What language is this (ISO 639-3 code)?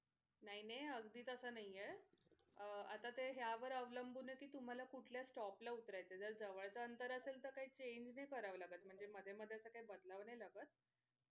mar